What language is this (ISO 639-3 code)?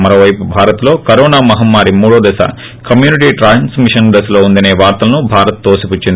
tel